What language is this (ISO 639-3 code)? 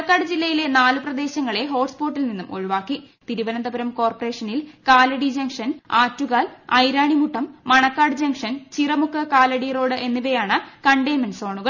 mal